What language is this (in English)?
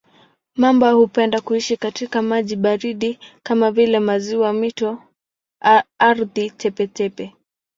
Swahili